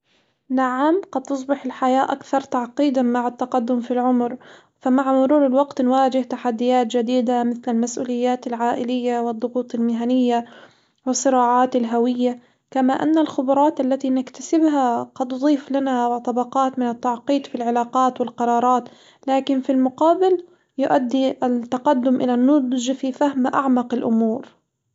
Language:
Hijazi Arabic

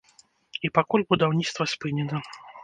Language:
Belarusian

